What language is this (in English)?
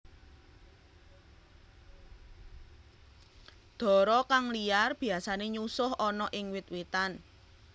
Javanese